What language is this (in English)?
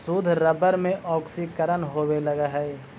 Magahi